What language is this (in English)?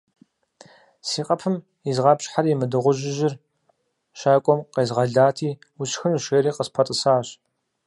Kabardian